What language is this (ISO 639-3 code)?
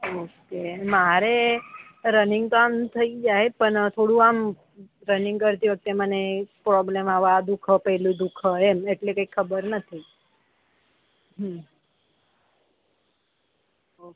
guj